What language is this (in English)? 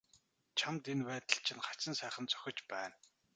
Mongolian